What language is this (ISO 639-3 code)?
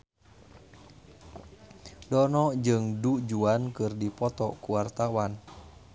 sun